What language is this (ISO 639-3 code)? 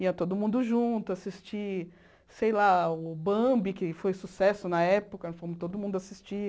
por